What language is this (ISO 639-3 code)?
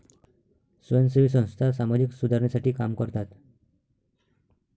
mar